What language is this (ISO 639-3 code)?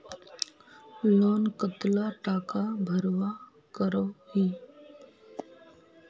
mag